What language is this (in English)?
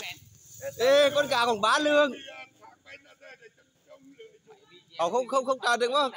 Vietnamese